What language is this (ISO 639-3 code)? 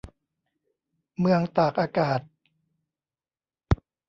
tha